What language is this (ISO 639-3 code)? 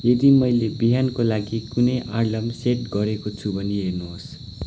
nep